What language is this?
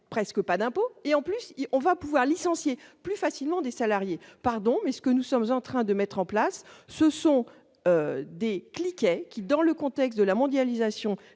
French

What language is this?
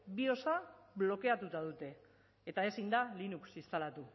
Basque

